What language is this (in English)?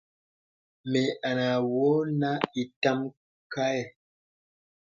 Bebele